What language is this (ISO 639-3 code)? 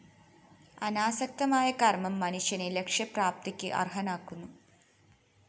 mal